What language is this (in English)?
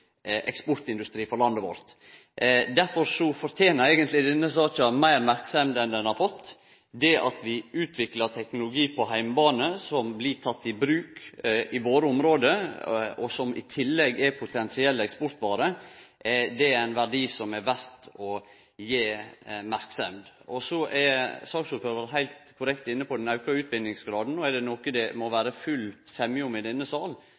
Norwegian Nynorsk